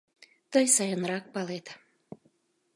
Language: Mari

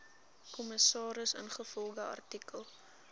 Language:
Afrikaans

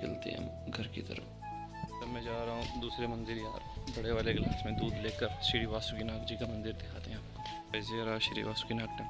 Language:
Hindi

